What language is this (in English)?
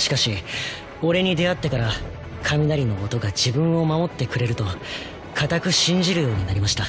Japanese